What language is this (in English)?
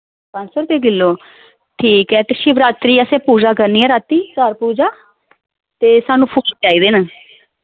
Dogri